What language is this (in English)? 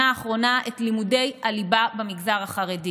Hebrew